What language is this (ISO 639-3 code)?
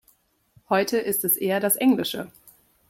deu